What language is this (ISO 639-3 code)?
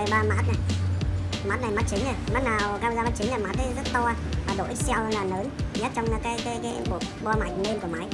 vie